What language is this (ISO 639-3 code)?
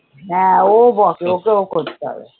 ben